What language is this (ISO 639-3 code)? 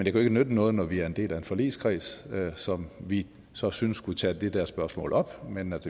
dan